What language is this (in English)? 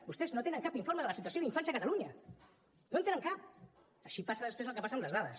Catalan